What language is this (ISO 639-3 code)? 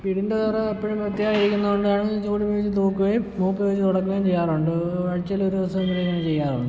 mal